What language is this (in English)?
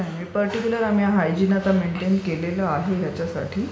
Marathi